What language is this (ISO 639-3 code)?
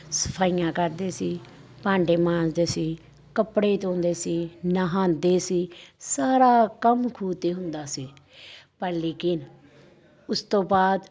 pan